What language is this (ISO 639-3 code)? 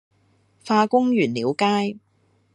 yue